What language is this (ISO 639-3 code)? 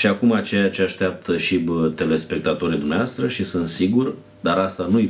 ron